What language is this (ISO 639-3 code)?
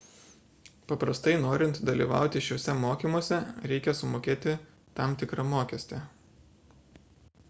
lit